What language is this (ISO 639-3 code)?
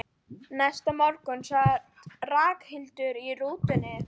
isl